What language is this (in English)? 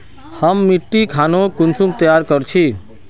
Magahi